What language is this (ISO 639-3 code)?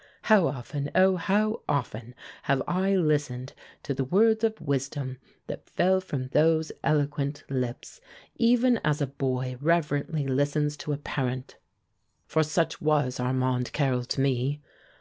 eng